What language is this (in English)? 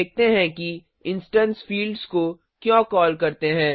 Hindi